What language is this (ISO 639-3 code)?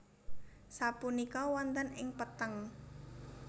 jav